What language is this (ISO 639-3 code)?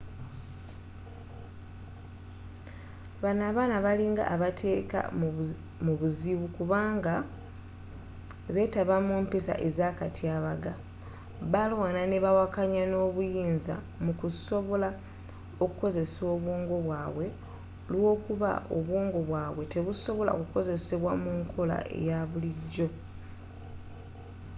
lug